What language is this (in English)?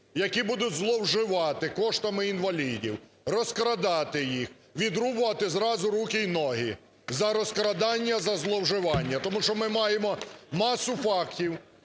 Ukrainian